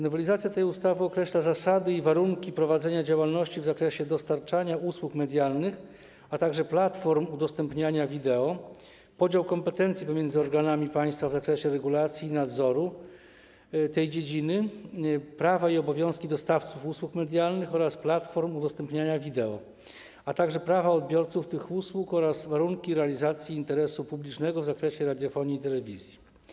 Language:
Polish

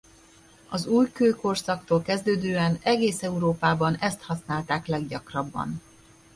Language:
Hungarian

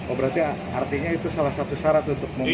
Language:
Indonesian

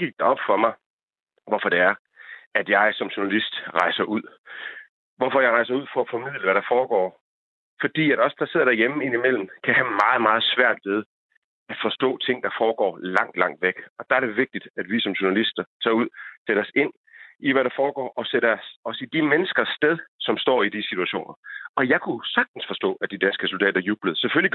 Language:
Danish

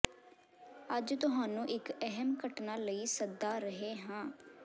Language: Punjabi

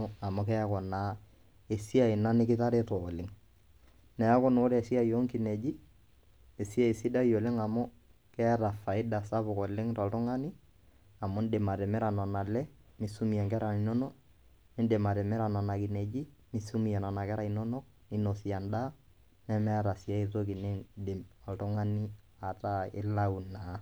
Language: Masai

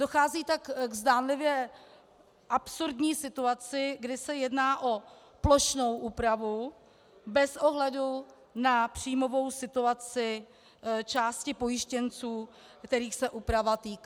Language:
Czech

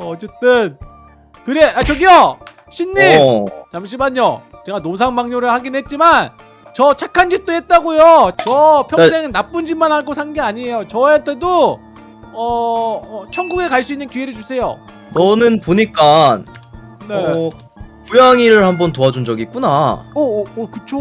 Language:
Korean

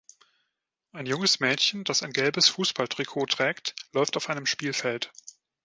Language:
German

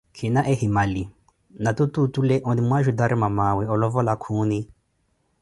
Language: Koti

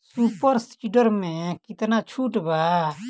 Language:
Bhojpuri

